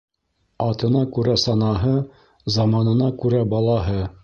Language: Bashkir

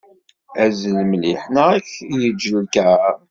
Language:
Kabyle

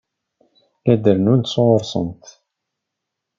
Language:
Kabyle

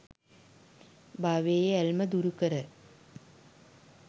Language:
Sinhala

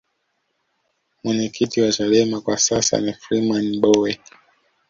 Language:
Swahili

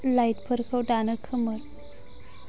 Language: Bodo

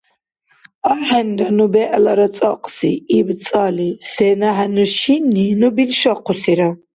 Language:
Dargwa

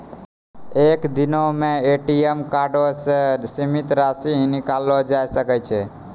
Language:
Maithili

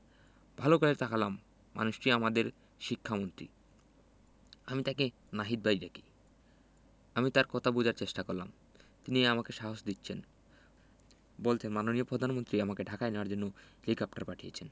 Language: Bangla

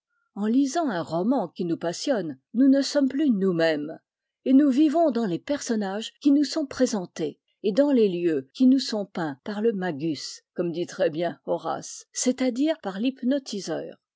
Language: French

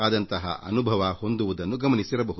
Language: Kannada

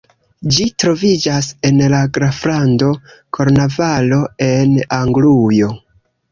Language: Esperanto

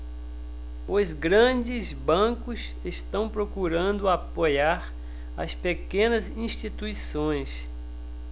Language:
Portuguese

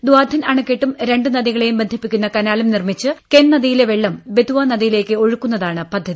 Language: Malayalam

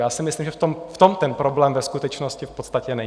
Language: Czech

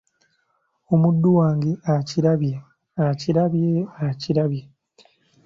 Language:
Ganda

